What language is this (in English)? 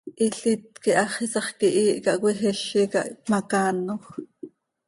Seri